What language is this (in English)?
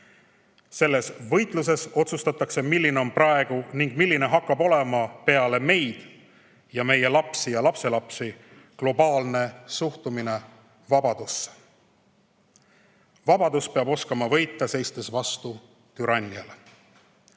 Estonian